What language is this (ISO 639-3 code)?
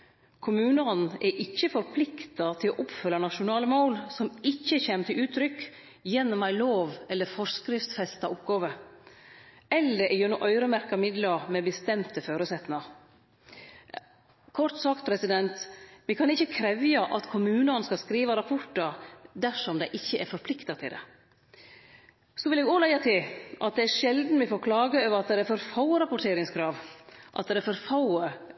nno